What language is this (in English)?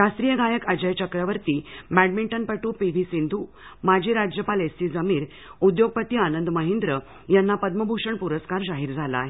Marathi